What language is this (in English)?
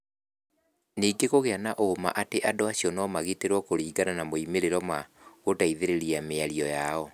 Kikuyu